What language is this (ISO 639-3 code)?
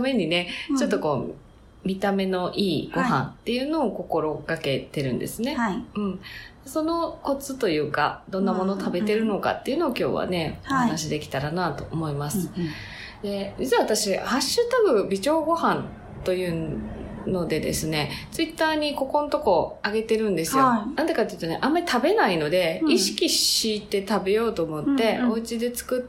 jpn